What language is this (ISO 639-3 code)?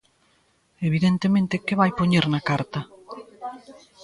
glg